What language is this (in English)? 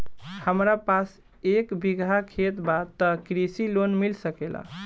Bhojpuri